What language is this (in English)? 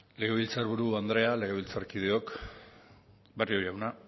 Basque